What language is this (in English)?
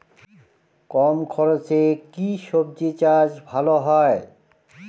Bangla